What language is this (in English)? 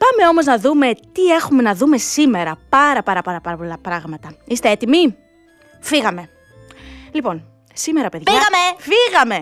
Greek